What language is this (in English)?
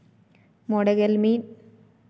Santali